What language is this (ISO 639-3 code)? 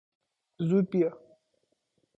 fas